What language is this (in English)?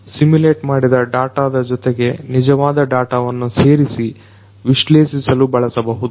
Kannada